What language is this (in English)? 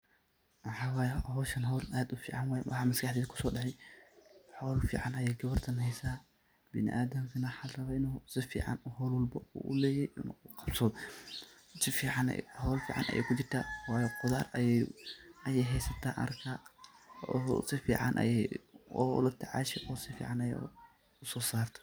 Somali